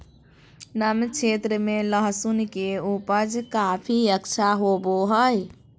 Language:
Magahi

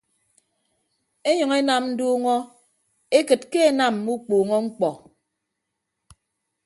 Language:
Ibibio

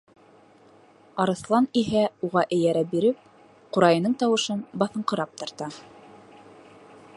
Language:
Bashkir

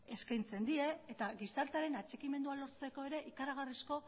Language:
Basque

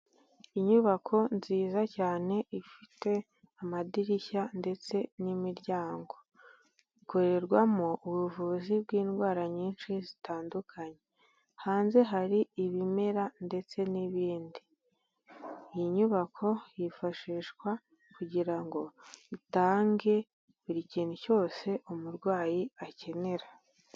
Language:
Kinyarwanda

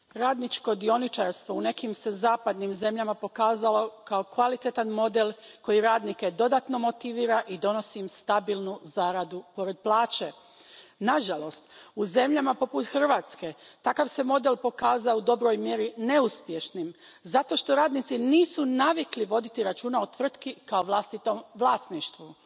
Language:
Croatian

